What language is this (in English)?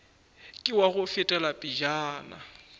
Northern Sotho